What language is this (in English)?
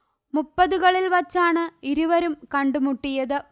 Malayalam